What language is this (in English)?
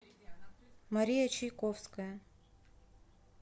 Russian